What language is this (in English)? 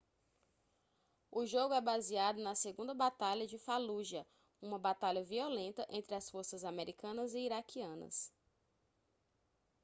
Portuguese